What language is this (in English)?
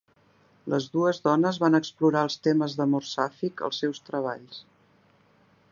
Catalan